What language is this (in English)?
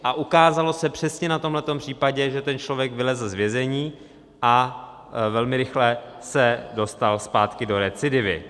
Czech